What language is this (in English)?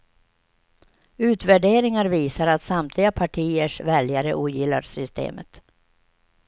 Swedish